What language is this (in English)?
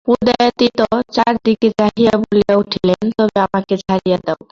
Bangla